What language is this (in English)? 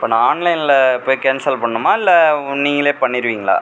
Tamil